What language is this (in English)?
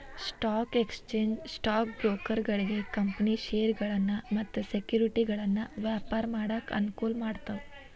Kannada